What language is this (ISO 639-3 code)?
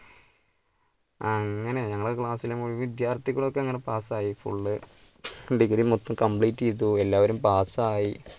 mal